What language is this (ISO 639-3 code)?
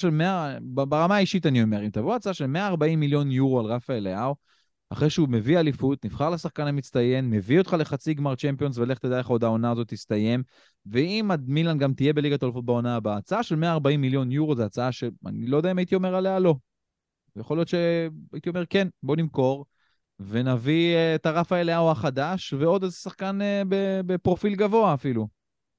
heb